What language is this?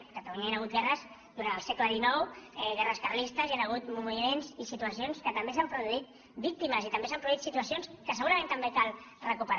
Catalan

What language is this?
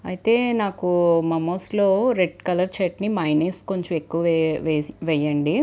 Telugu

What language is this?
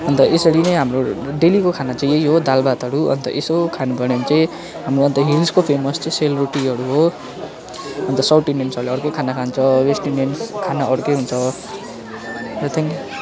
Nepali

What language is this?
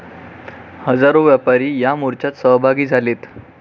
Marathi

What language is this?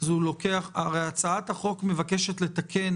Hebrew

